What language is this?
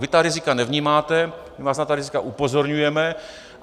Czech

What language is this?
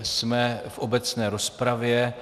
Czech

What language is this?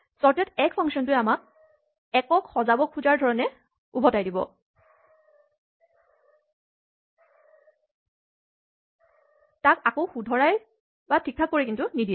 Assamese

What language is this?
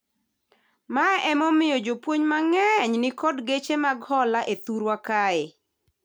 Luo (Kenya and Tanzania)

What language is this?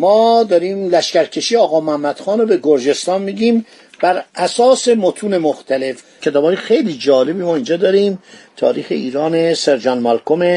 Persian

